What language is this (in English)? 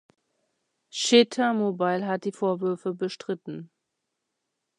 German